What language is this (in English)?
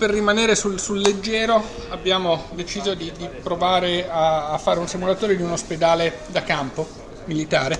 Italian